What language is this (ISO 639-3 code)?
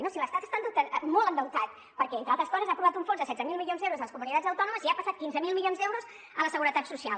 cat